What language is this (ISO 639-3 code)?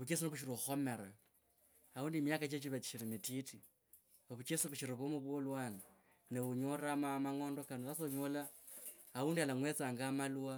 lkb